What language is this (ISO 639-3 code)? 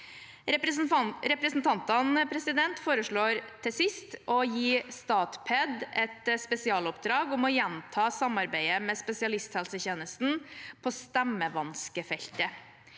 nor